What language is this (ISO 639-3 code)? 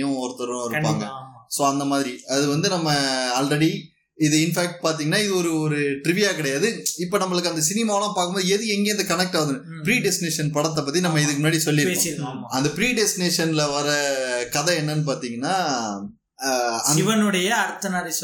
tam